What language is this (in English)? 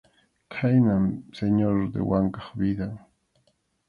Arequipa-La Unión Quechua